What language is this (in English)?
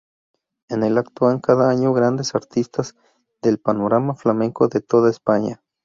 Spanish